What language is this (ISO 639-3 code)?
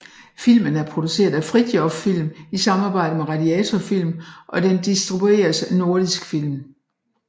dan